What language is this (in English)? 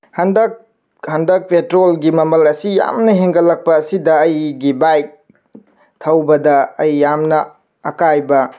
Manipuri